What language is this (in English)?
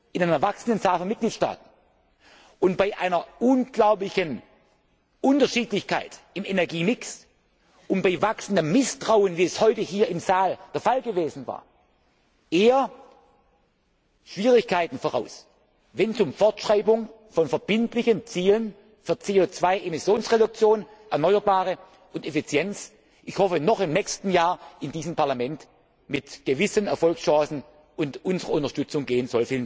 German